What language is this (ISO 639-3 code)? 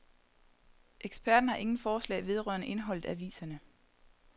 dan